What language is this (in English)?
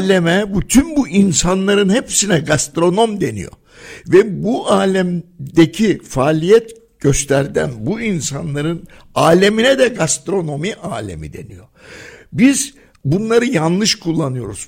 Turkish